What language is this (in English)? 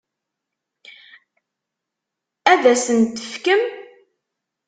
Kabyle